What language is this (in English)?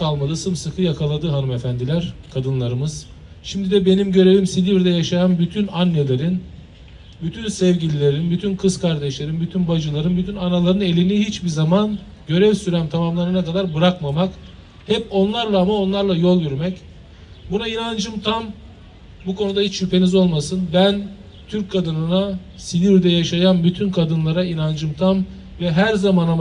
Turkish